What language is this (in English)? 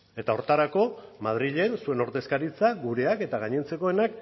Basque